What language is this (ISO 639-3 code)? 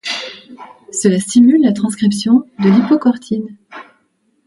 fra